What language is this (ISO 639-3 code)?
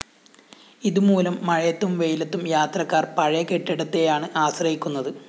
mal